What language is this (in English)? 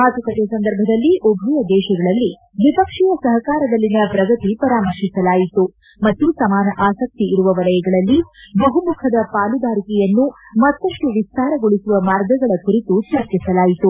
Kannada